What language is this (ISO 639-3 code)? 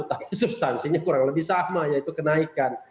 ind